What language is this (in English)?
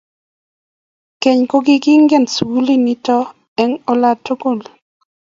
Kalenjin